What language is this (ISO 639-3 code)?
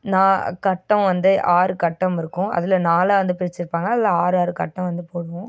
tam